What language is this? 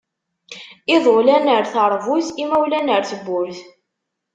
Kabyle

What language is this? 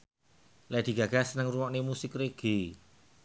Javanese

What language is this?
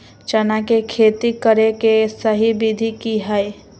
Magahi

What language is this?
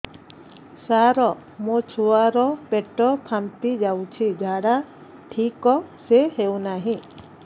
Odia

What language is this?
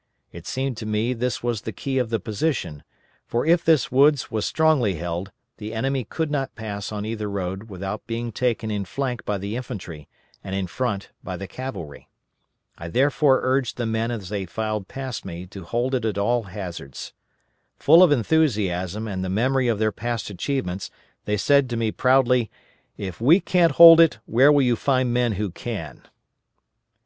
English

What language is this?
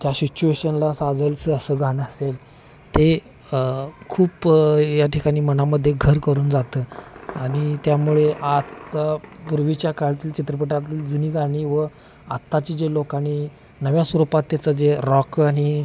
Marathi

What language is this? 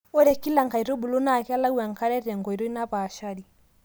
Masai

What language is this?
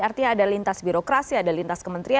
Indonesian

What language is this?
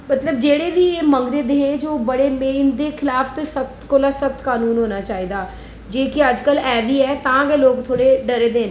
Dogri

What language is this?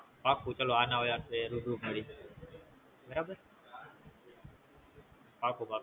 Gujarati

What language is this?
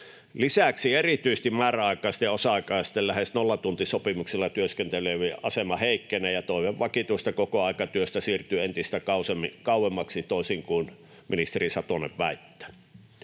Finnish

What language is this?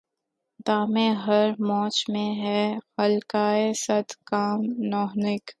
Urdu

